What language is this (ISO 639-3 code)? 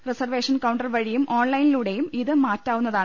mal